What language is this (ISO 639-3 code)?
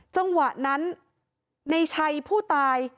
tha